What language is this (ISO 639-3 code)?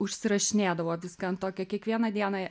lit